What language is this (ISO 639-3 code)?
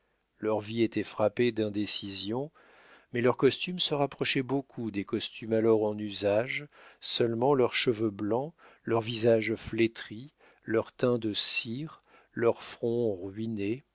fra